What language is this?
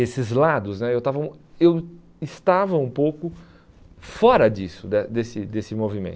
Portuguese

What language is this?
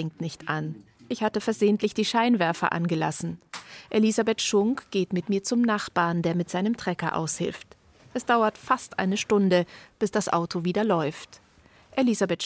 German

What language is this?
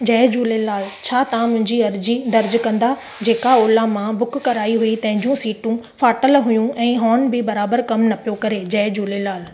Sindhi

